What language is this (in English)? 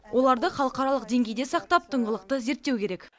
Kazakh